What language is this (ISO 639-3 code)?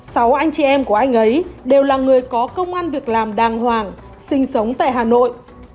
vie